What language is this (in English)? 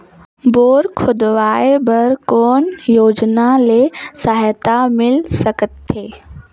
Chhattisgarhi